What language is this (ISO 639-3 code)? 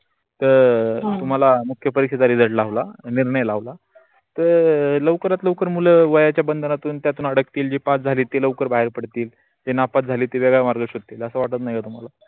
mar